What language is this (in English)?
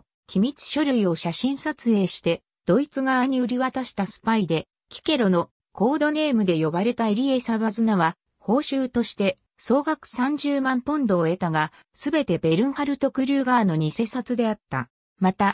Japanese